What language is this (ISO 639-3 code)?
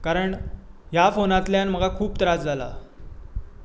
kok